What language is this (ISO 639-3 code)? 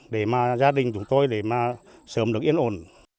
vie